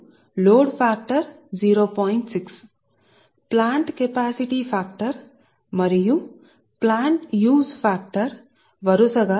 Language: Telugu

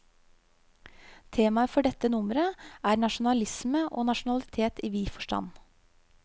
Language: Norwegian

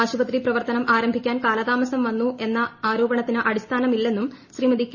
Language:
Malayalam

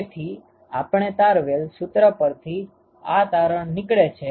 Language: Gujarati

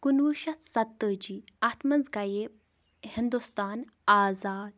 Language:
Kashmiri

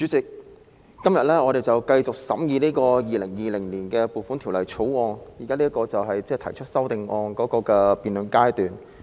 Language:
Cantonese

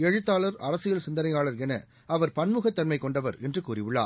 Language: Tamil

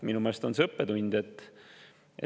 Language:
Estonian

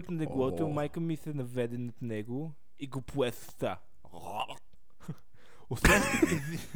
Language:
Bulgarian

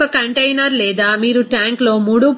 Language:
Telugu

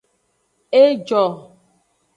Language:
Aja (Benin)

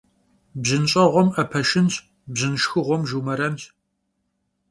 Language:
Kabardian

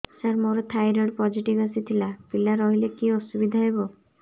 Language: Odia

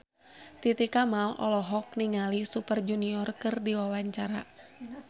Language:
Sundanese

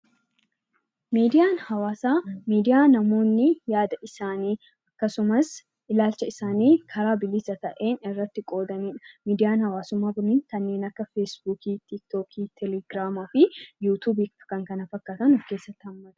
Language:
Oromo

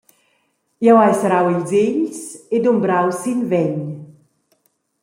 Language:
Romansh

